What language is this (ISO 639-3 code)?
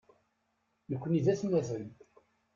kab